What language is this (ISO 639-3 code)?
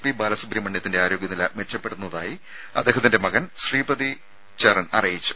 mal